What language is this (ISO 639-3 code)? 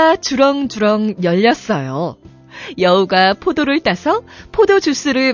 kor